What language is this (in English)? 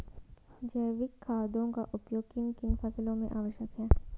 Hindi